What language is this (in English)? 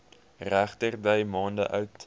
Afrikaans